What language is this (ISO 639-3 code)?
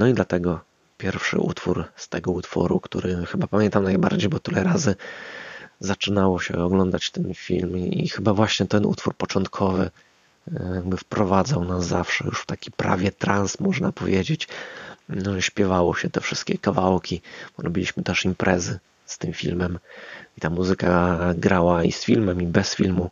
pol